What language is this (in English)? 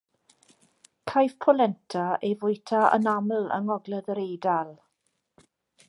Welsh